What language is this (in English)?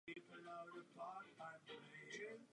Czech